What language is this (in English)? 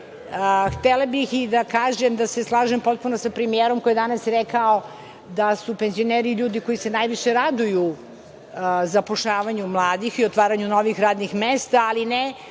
Serbian